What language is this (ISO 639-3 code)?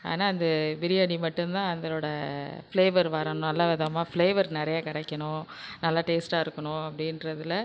tam